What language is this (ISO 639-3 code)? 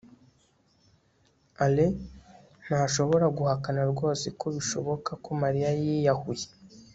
kin